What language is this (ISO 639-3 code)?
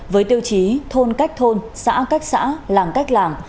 vie